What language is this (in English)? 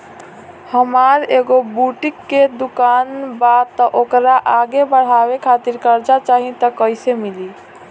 Bhojpuri